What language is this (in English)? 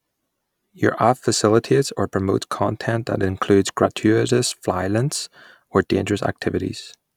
English